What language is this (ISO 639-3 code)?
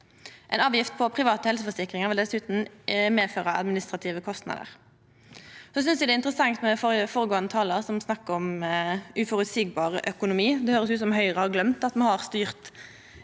nor